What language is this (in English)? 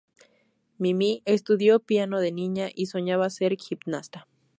Spanish